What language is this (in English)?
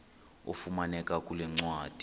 Xhosa